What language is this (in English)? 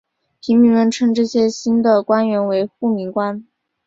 Chinese